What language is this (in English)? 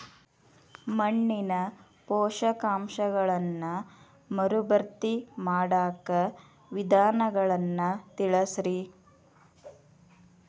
Kannada